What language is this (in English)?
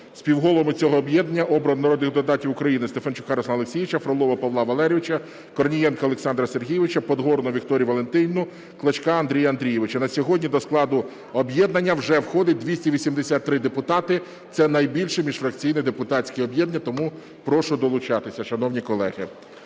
Ukrainian